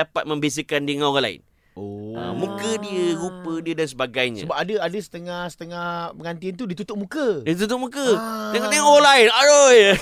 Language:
Malay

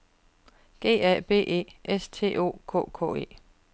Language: Danish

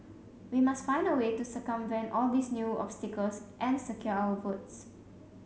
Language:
English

